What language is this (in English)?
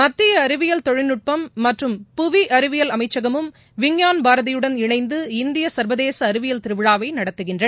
Tamil